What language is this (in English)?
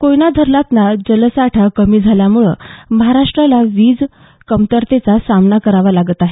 Marathi